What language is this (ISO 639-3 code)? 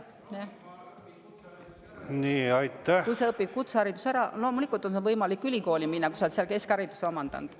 est